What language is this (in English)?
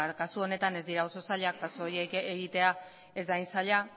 Basque